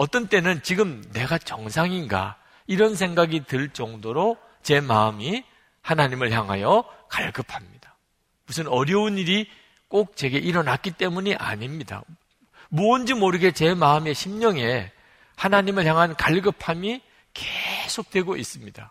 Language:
Korean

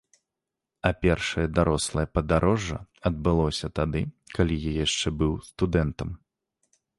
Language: Belarusian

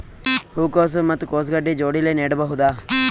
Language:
Kannada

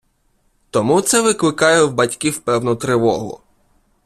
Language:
Ukrainian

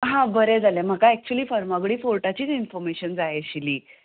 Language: Konkani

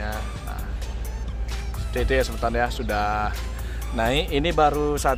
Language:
Indonesian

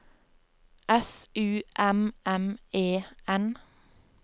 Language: Norwegian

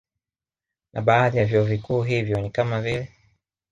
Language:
Swahili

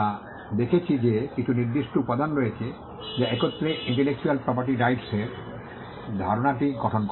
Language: Bangla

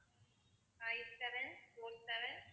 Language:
Tamil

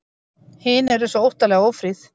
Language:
Icelandic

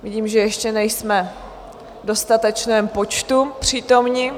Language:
Czech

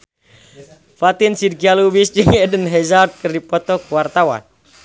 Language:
Sundanese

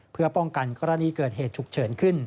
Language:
Thai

